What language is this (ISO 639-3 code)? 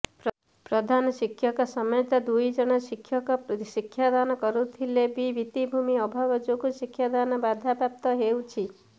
ori